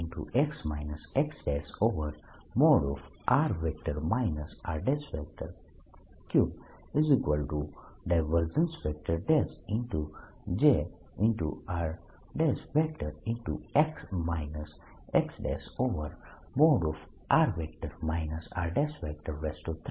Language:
Gujarati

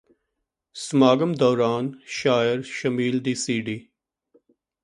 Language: Punjabi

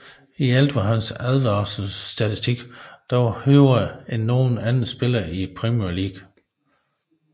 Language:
Danish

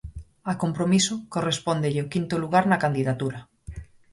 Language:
Galician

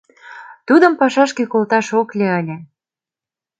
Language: Mari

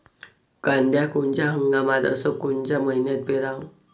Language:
Marathi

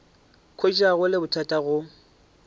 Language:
Northern Sotho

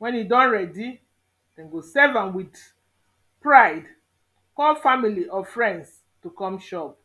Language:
Nigerian Pidgin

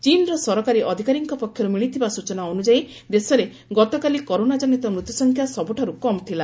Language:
Odia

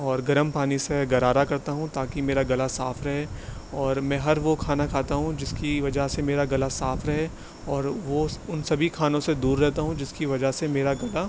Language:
Urdu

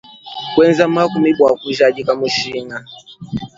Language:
Luba-Lulua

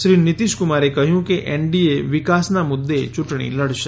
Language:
Gujarati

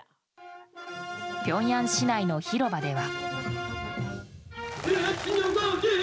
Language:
Japanese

